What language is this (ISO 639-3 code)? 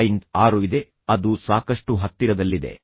kan